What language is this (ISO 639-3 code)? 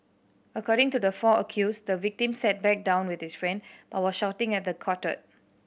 eng